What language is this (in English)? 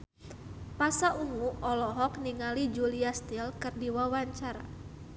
Sundanese